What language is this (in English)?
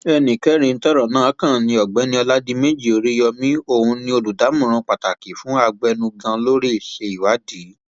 Yoruba